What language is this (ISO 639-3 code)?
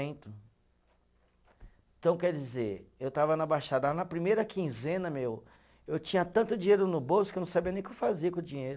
por